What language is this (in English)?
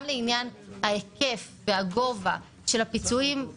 Hebrew